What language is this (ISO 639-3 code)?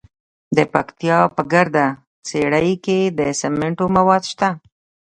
pus